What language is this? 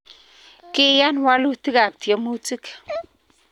Kalenjin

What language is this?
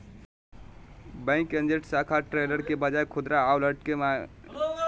Magahi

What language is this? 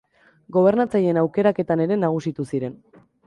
Basque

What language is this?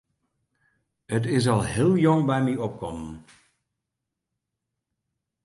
Western Frisian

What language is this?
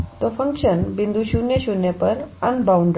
Hindi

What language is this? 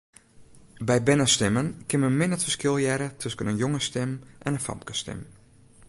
Western Frisian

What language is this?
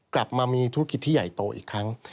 Thai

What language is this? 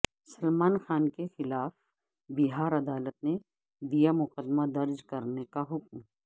Urdu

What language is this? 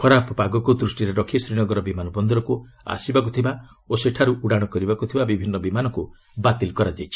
Odia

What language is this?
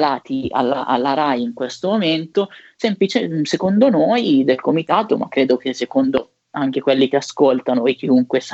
Italian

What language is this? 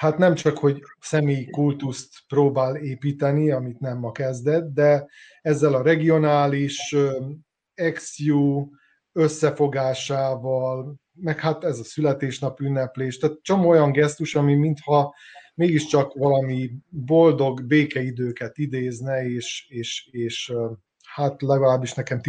Hungarian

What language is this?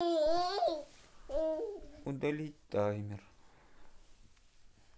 Russian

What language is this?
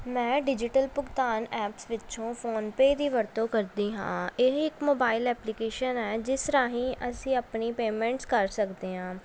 Punjabi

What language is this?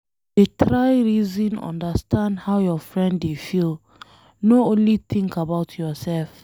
Nigerian Pidgin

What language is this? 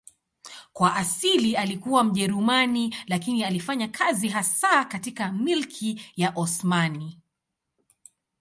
Swahili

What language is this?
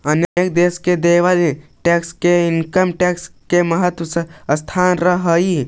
Magahi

